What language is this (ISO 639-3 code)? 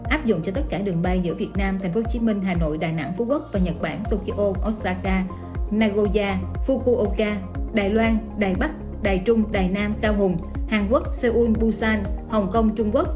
vie